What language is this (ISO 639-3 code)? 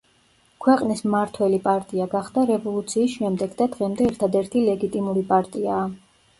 kat